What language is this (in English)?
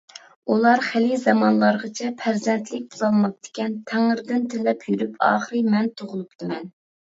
Uyghur